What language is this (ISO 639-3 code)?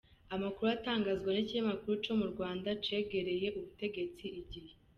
kin